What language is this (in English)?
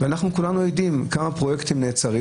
Hebrew